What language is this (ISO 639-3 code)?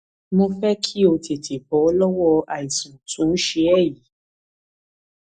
yor